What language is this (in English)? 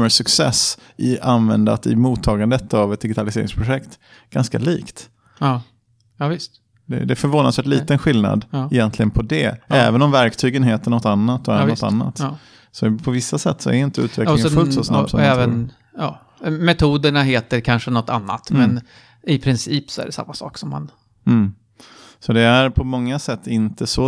Swedish